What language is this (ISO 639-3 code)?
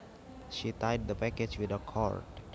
jav